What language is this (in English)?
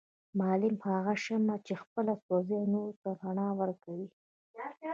Pashto